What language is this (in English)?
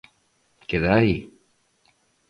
Galician